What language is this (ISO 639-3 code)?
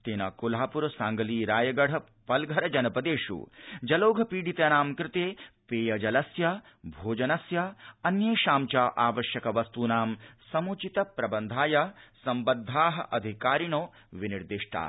san